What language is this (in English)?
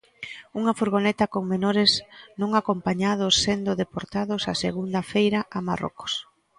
Galician